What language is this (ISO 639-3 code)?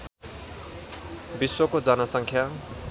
nep